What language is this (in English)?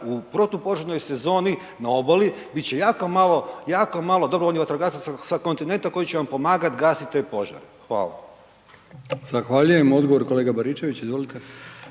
Croatian